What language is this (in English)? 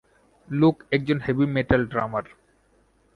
Bangla